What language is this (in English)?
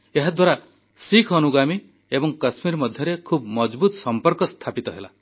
Odia